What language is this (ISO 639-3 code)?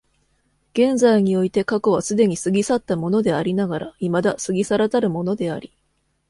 jpn